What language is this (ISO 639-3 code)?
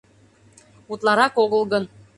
chm